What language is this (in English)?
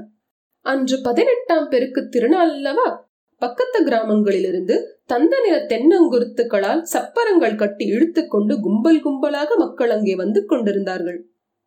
Tamil